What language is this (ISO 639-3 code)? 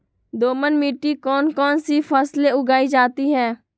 mag